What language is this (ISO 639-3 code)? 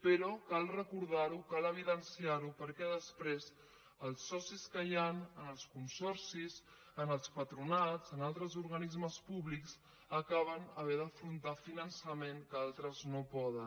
cat